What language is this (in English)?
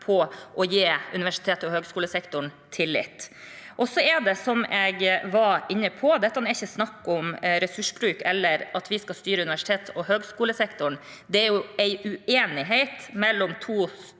Norwegian